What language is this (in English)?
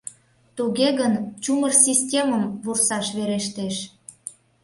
Mari